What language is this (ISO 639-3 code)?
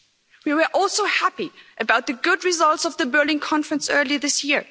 eng